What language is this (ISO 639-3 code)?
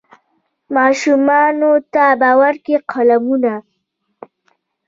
pus